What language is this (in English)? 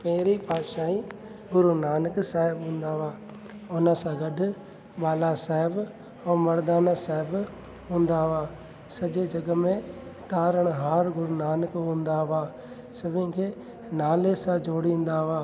Sindhi